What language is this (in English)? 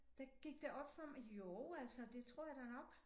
Danish